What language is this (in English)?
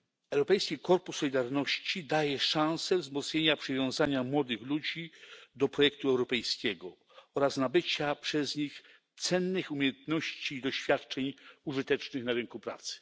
Polish